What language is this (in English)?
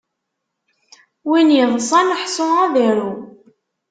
Kabyle